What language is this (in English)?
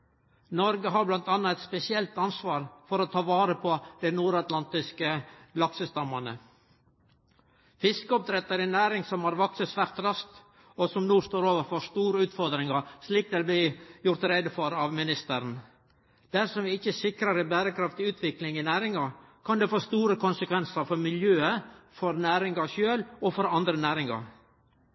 Norwegian Nynorsk